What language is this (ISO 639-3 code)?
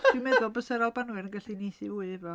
cym